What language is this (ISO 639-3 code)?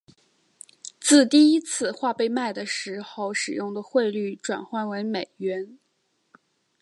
zho